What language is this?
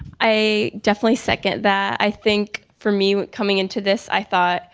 English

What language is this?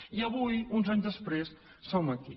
Catalan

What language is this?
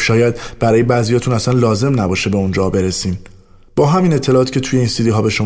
Persian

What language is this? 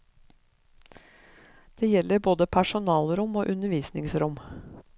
Norwegian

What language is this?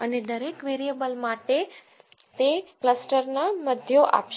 Gujarati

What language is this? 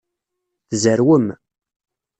Kabyle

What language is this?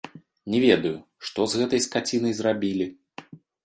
Belarusian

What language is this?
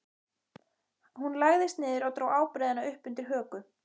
Icelandic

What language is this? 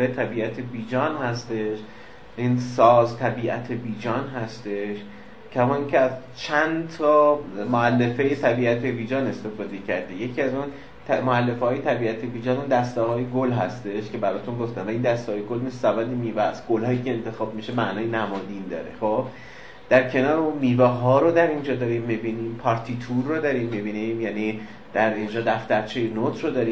Persian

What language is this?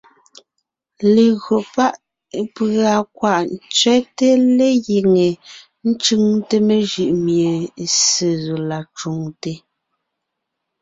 Ngiemboon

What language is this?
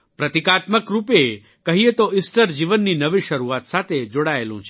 Gujarati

